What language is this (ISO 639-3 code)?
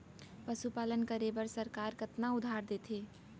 hne